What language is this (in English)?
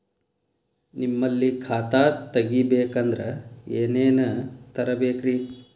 Kannada